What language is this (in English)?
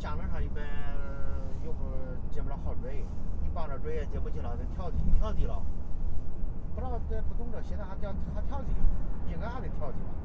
Chinese